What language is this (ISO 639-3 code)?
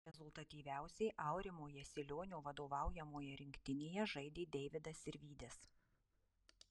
lit